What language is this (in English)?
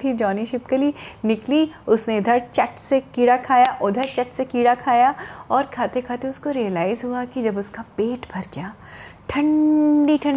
Hindi